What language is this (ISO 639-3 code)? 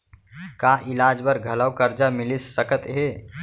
hne